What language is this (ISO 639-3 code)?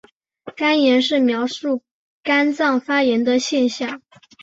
zho